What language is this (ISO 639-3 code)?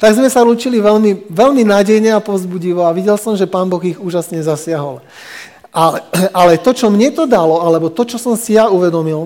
slk